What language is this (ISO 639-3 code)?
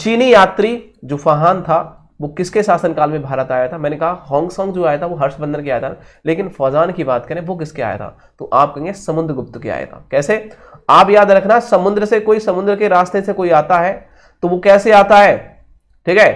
hin